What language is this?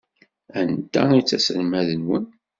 Kabyle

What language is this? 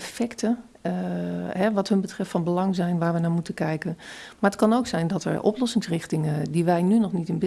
Dutch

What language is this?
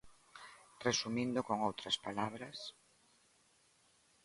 Galician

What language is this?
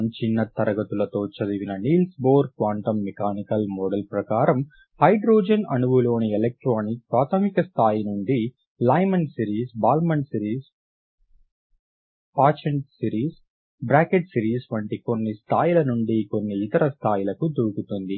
Telugu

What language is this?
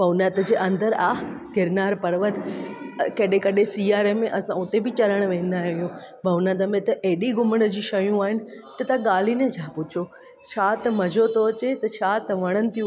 Sindhi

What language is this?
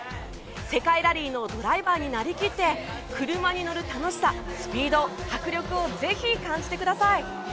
Japanese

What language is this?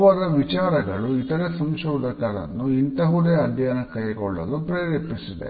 Kannada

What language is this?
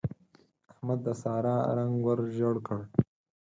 Pashto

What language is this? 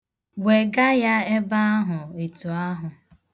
Igbo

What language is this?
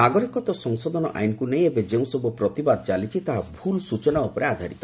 Odia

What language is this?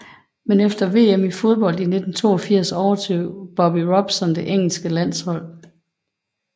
Danish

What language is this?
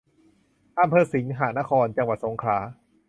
Thai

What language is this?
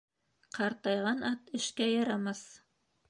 Bashkir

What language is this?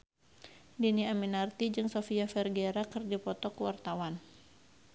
Sundanese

